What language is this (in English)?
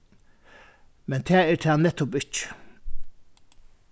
Faroese